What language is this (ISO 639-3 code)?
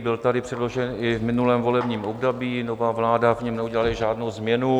ces